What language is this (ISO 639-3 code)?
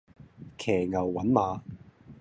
yue